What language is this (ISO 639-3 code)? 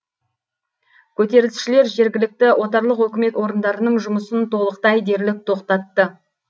kaz